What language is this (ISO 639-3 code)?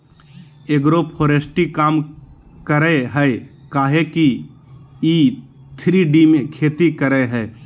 mag